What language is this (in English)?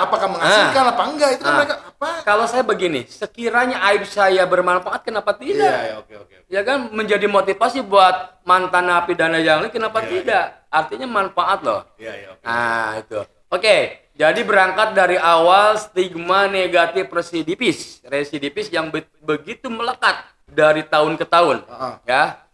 Indonesian